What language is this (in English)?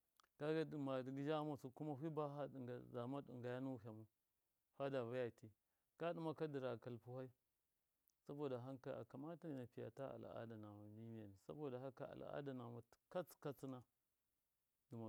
Miya